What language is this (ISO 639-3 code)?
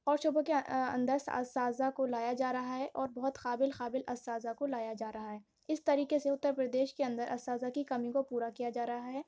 urd